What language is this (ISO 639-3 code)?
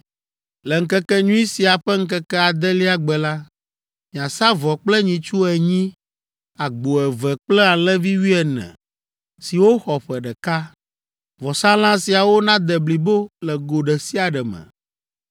ewe